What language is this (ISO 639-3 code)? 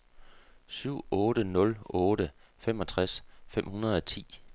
dan